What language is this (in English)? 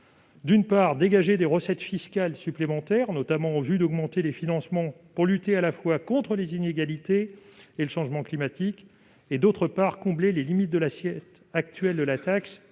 French